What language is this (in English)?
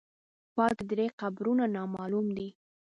Pashto